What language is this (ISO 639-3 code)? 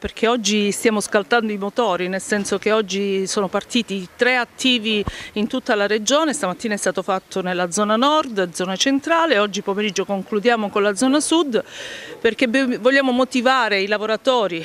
ita